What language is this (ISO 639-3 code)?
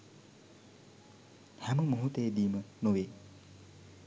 sin